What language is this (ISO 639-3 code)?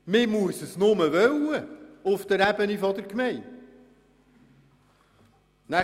gsw